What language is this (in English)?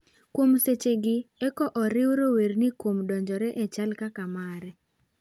Luo (Kenya and Tanzania)